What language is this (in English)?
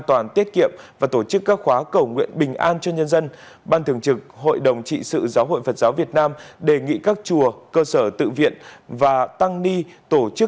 Vietnamese